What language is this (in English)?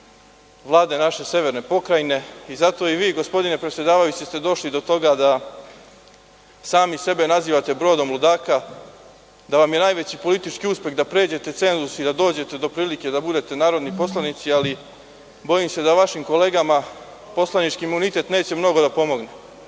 Serbian